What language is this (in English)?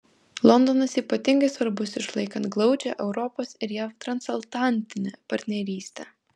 Lithuanian